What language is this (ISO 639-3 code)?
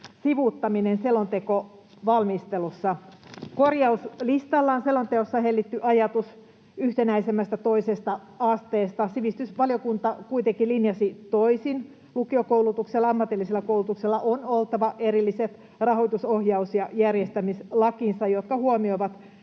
fin